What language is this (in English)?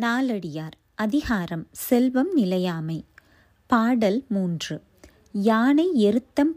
Tamil